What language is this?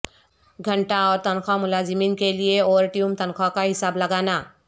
Urdu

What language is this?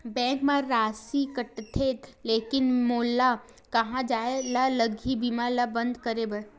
Chhattisgarhi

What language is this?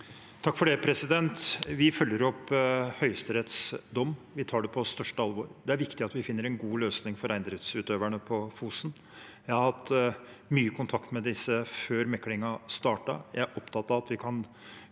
Norwegian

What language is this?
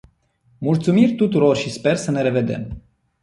Romanian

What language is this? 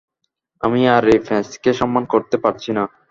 Bangla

